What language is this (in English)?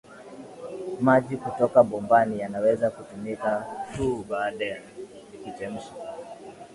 Swahili